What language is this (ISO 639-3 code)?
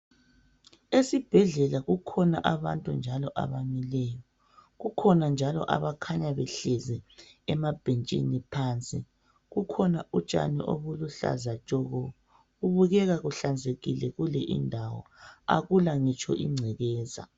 nde